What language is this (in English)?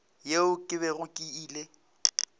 Northern Sotho